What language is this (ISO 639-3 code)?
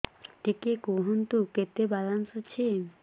ori